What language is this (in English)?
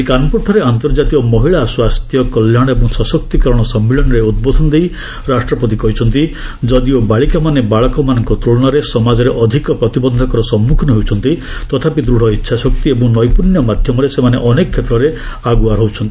Odia